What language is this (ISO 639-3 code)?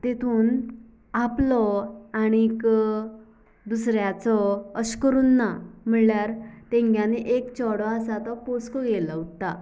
kok